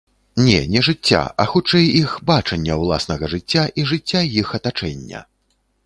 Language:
Belarusian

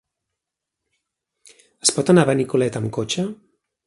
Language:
Catalan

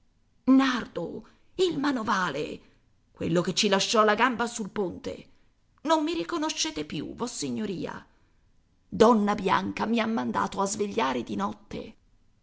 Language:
Italian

